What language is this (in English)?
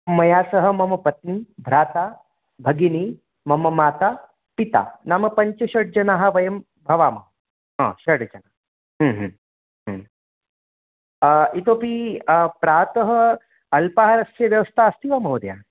Sanskrit